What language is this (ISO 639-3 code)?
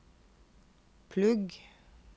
nor